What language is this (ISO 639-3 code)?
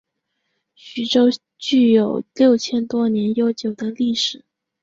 zho